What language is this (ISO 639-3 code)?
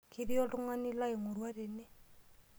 mas